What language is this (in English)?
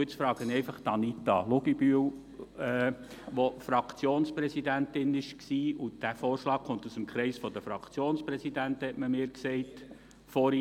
Swiss German